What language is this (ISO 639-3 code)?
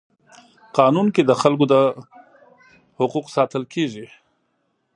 pus